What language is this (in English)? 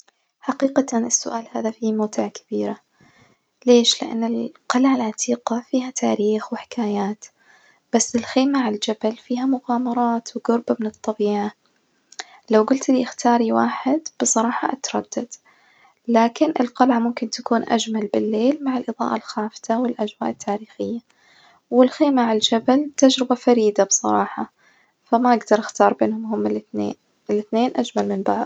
Najdi Arabic